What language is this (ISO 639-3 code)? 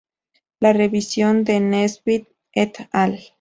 spa